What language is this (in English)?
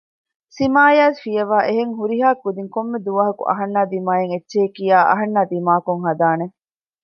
Divehi